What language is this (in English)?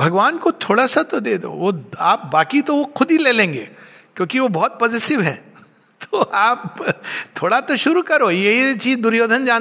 Hindi